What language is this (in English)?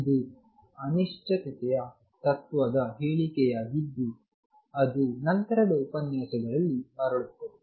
Kannada